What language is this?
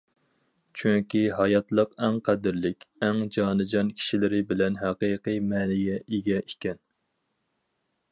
Uyghur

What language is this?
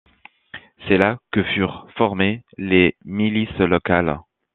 French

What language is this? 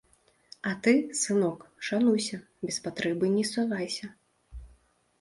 Belarusian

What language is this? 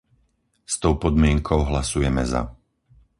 Slovak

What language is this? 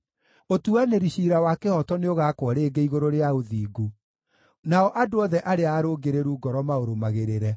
Kikuyu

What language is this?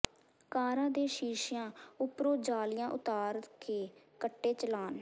Punjabi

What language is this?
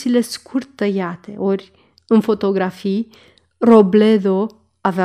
Romanian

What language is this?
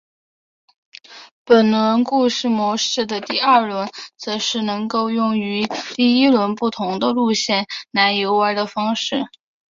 Chinese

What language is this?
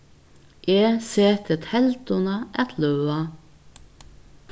Faroese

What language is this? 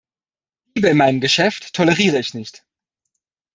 German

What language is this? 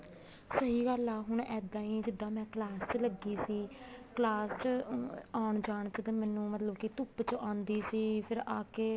Punjabi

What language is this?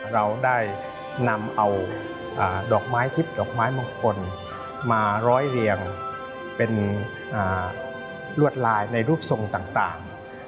Thai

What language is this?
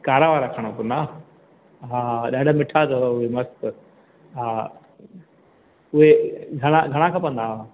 Sindhi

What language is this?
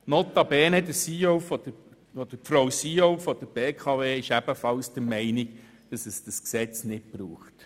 Swiss German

